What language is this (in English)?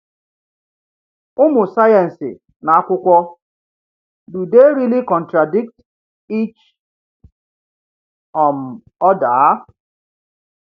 Igbo